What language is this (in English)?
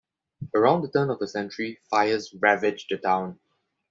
English